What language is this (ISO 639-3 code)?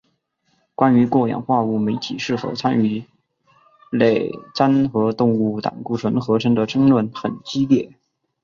zho